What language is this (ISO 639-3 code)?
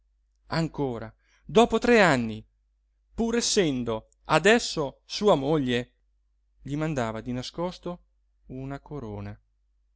ita